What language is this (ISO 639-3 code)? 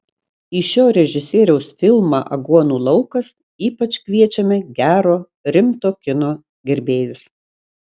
lit